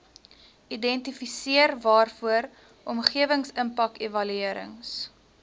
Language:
Afrikaans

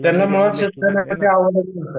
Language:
Marathi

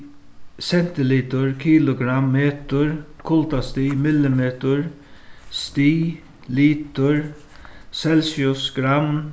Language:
Faroese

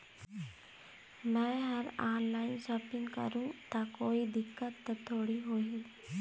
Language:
Chhattisgarhi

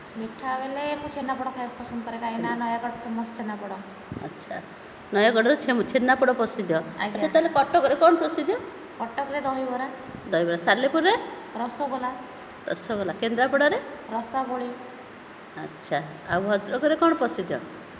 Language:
Odia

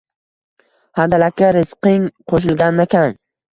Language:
Uzbek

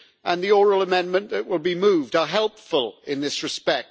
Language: English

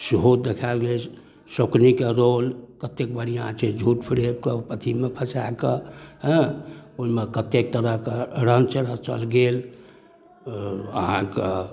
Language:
Maithili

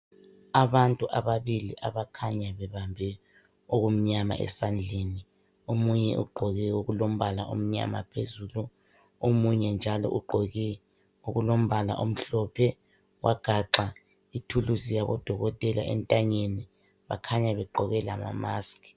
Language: North Ndebele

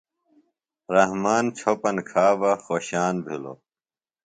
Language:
Phalura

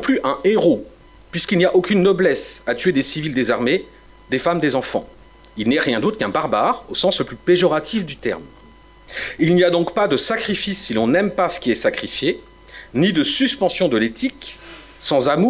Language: French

